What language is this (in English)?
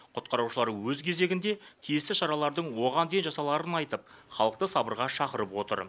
Kazakh